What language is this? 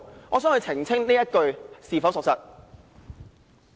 Cantonese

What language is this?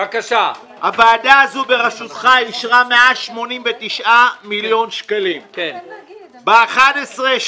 Hebrew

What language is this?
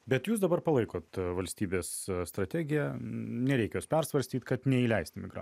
Lithuanian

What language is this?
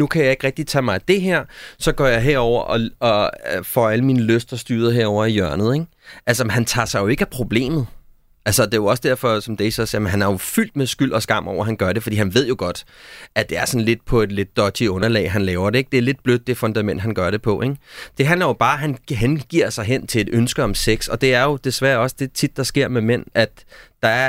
Danish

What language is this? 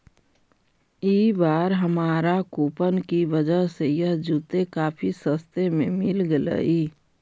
Magahi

